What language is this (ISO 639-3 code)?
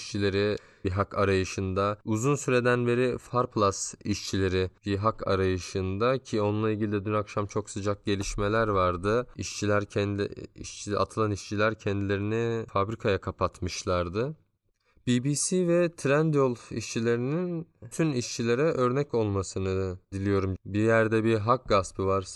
tur